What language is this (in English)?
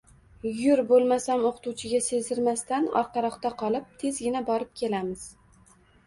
Uzbek